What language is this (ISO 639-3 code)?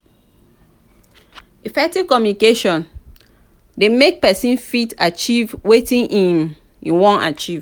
pcm